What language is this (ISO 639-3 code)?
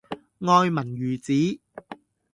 yue